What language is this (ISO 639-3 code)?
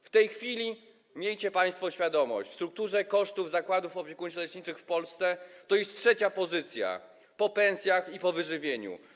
pol